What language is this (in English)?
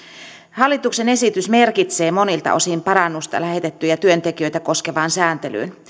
Finnish